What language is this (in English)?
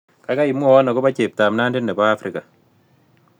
Kalenjin